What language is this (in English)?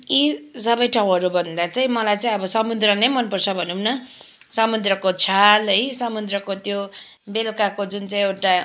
Nepali